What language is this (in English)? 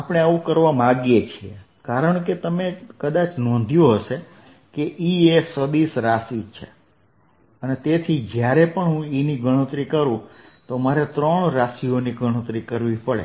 Gujarati